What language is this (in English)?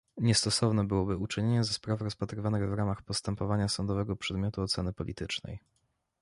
Polish